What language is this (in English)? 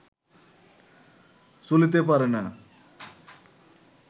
Bangla